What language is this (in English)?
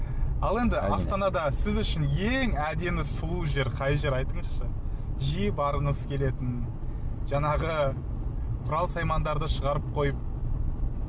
Kazakh